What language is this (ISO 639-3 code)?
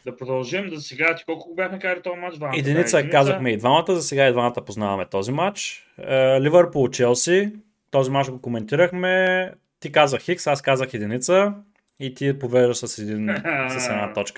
bul